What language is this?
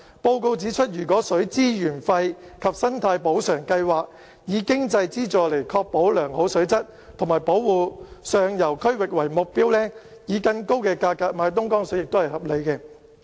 Cantonese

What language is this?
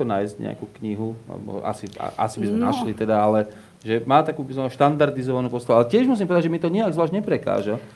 Slovak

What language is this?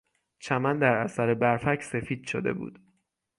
Persian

